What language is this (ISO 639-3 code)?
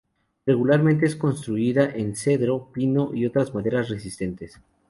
spa